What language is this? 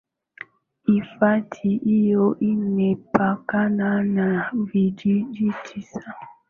Swahili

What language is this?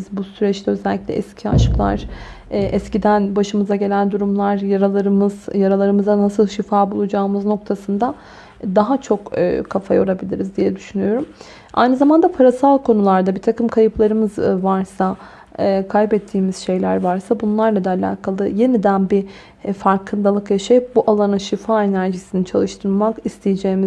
Turkish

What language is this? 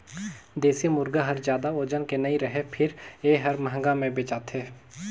Chhattisgarhi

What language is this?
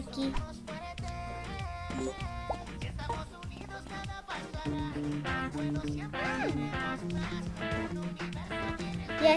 Spanish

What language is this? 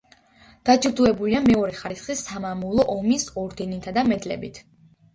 Georgian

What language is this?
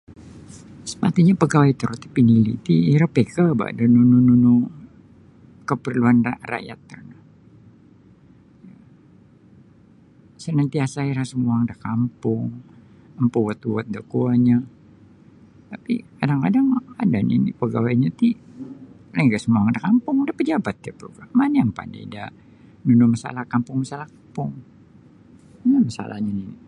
Sabah Bisaya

